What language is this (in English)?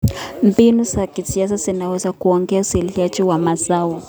Kalenjin